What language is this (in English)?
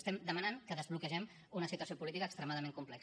Catalan